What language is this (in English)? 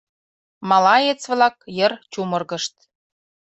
Mari